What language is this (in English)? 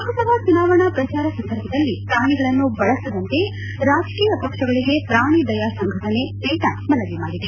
Kannada